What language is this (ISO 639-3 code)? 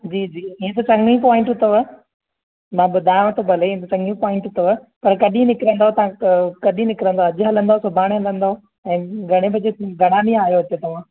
snd